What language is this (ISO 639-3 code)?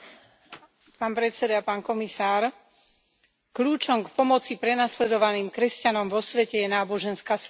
slk